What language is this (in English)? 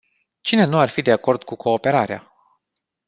Romanian